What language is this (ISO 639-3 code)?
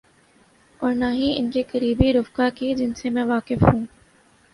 urd